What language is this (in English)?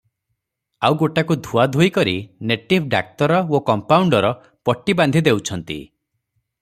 Odia